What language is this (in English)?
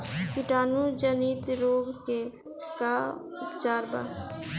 Bhojpuri